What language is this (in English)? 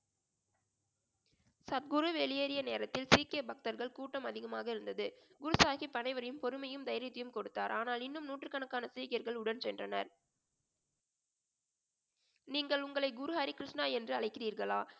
Tamil